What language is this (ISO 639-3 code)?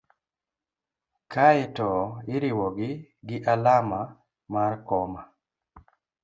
luo